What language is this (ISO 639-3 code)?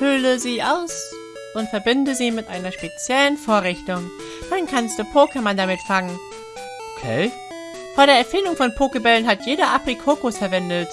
deu